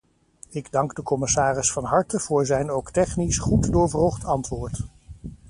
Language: Dutch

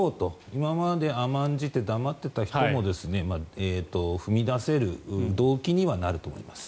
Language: Japanese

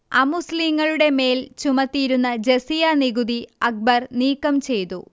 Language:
Malayalam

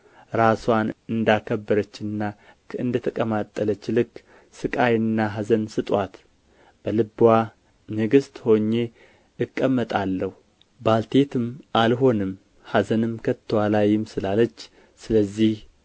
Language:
Amharic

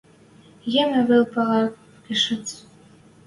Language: Western Mari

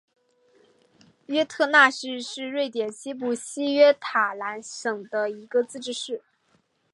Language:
Chinese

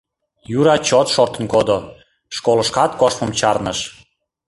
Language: Mari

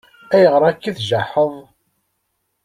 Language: Kabyle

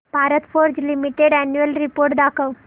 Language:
Marathi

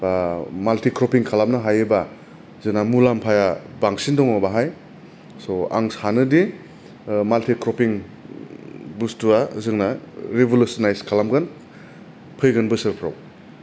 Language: Bodo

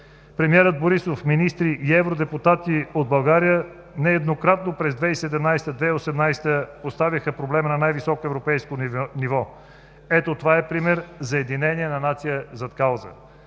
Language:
Bulgarian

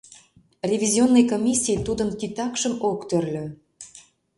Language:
Mari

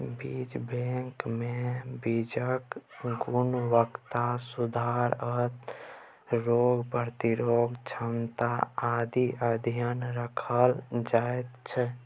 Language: Maithili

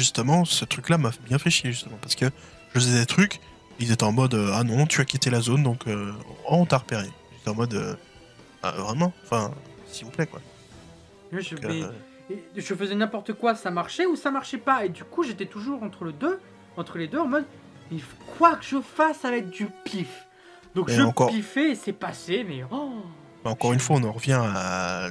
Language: French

